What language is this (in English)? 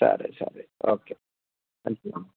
Telugu